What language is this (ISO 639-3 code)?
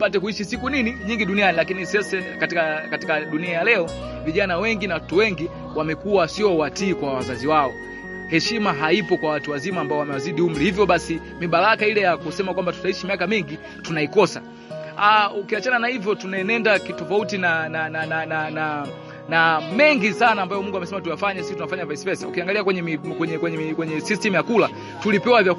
swa